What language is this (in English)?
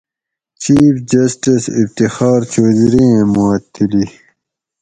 Gawri